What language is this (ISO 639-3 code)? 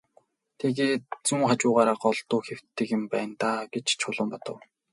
mon